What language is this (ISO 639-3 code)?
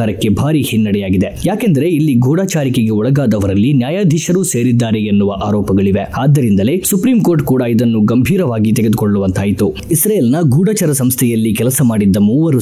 kan